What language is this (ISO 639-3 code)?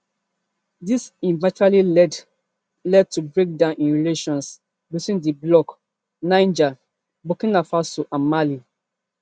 pcm